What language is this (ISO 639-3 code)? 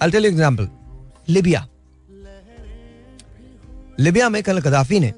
hin